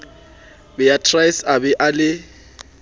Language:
Southern Sotho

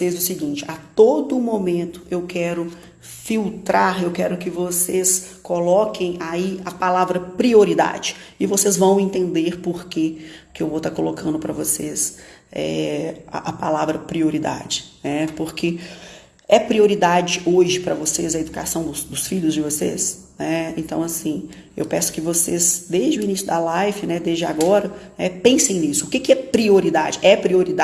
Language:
Portuguese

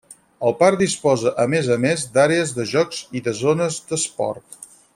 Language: Catalan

